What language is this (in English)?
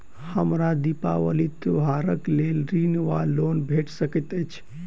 Maithili